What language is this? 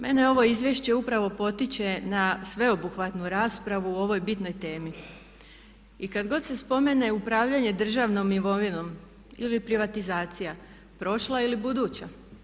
Croatian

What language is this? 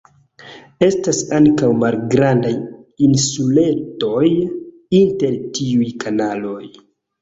Esperanto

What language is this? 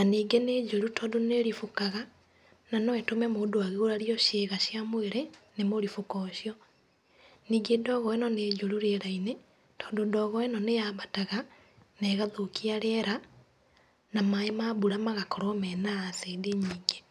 Kikuyu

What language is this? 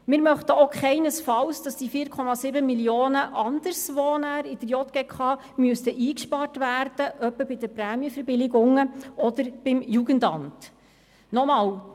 Swiss German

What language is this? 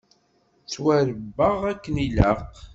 Kabyle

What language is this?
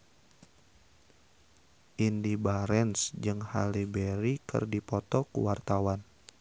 Sundanese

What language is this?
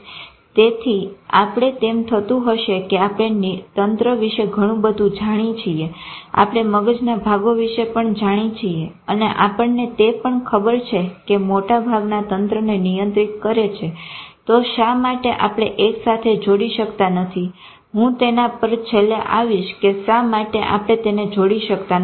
Gujarati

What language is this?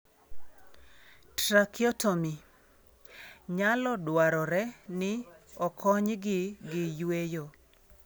Luo (Kenya and Tanzania)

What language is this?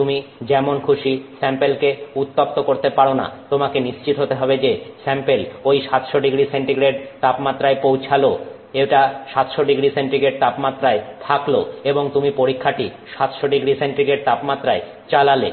Bangla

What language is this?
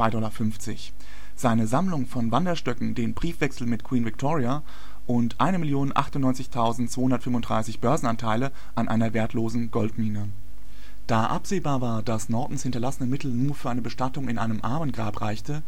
German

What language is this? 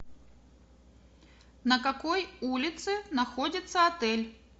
Russian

